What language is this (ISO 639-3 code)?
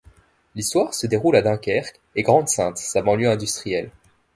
fra